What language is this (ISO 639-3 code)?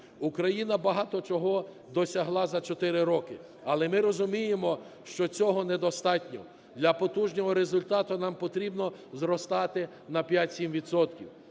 ukr